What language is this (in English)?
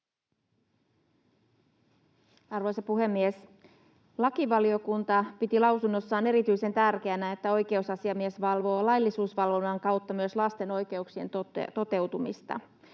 Finnish